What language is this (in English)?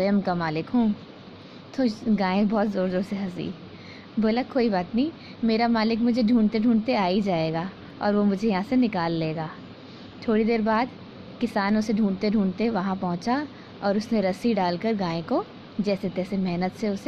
Hindi